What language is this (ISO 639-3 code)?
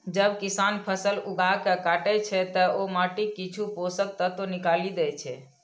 mai